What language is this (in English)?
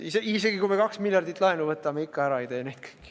Estonian